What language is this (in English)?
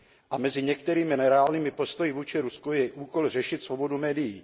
Czech